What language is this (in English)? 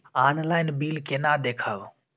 Maithili